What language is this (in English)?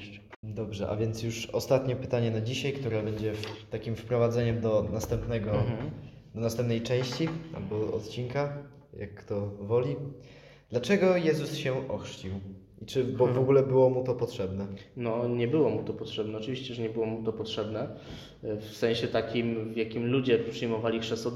Polish